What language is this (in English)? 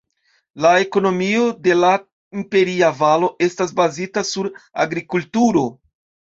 Esperanto